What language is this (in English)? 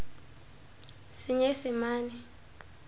Tswana